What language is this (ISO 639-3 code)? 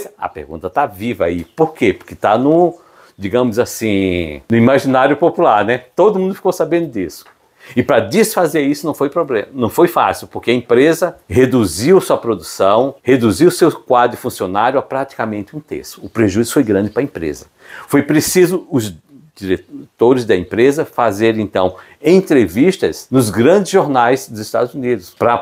por